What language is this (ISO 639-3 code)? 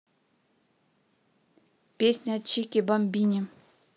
rus